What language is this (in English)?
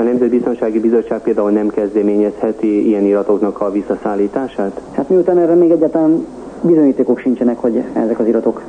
Hungarian